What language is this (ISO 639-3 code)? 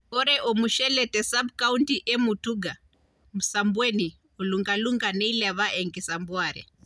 mas